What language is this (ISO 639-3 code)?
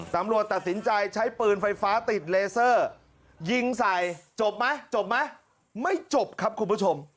tha